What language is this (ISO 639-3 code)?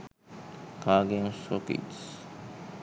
sin